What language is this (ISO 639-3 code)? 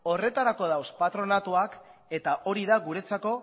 eus